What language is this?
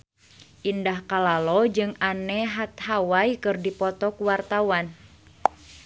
Sundanese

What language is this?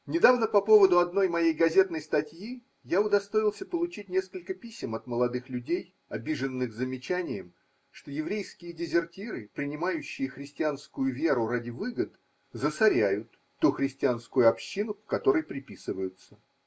Russian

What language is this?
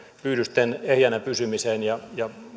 Finnish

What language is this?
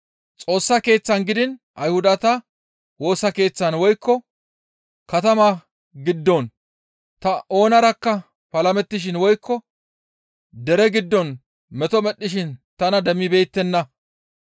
Gamo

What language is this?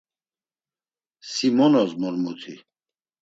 Laz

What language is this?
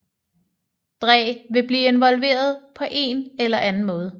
Danish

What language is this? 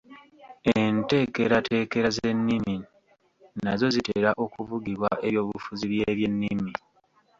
Ganda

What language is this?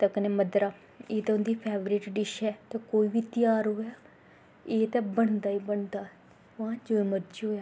Dogri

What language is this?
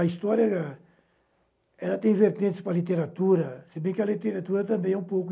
Portuguese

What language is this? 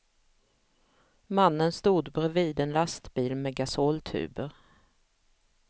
Swedish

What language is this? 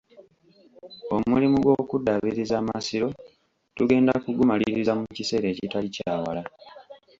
Ganda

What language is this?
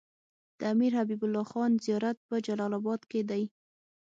Pashto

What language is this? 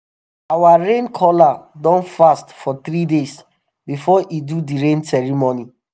Nigerian Pidgin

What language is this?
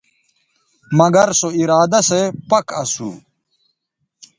Bateri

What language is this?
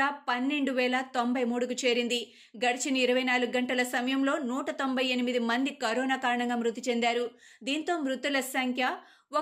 Telugu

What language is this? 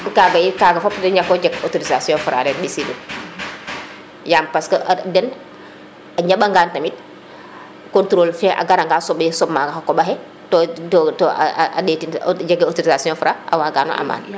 Serer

